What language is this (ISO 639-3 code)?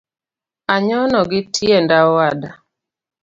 luo